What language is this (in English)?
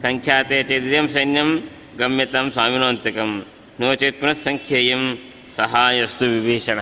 Kannada